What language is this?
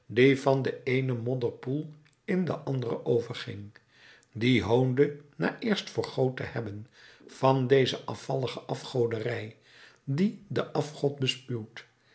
Dutch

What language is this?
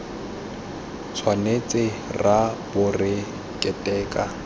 Tswana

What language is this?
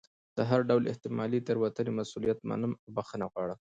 Pashto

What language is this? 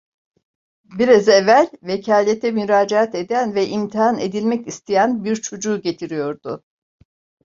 Turkish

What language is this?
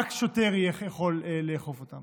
Hebrew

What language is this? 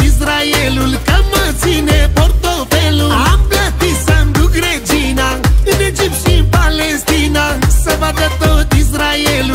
Romanian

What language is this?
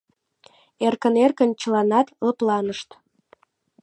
Mari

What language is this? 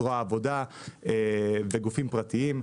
Hebrew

